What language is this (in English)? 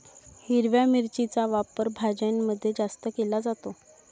Marathi